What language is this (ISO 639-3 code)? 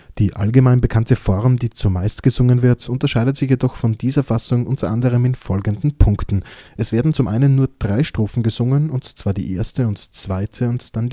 deu